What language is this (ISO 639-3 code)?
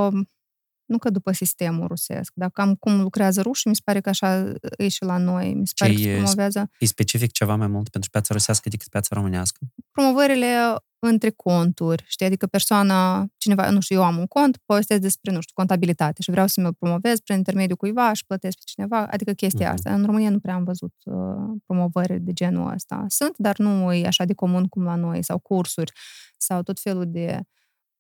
ron